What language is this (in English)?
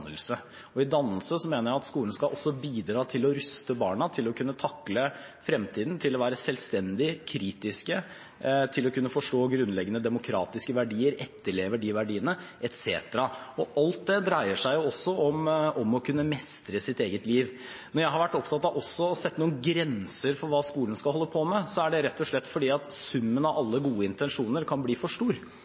Norwegian Bokmål